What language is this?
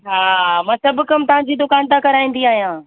Sindhi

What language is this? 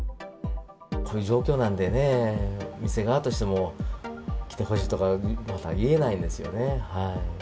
Japanese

